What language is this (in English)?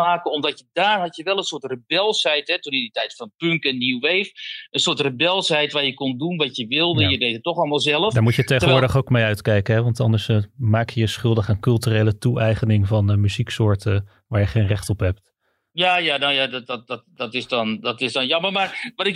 Dutch